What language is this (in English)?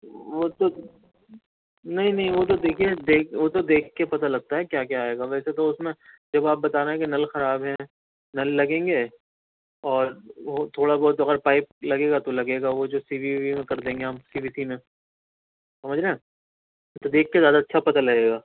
Urdu